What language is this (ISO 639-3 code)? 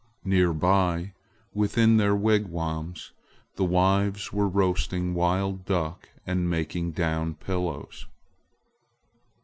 eng